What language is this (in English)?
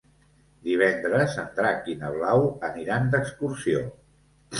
Catalan